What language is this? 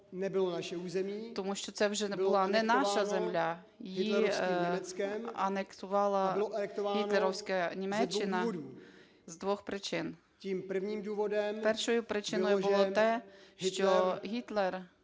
Ukrainian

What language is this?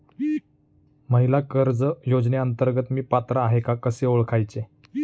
Marathi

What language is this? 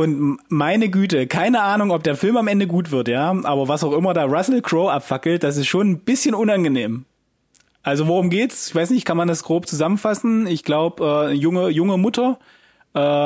German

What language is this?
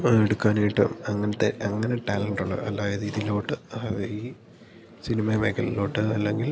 Malayalam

